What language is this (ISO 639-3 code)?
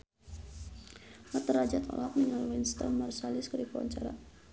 sun